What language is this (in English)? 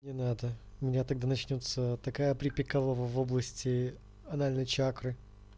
Russian